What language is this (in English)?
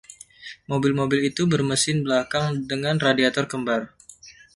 Indonesian